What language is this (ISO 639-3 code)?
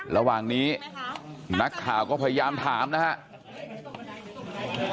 tha